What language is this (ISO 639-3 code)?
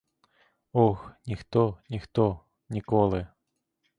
ukr